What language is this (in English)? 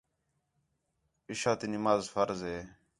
Khetrani